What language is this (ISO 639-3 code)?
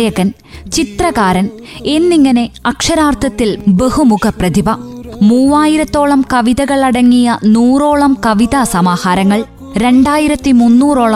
mal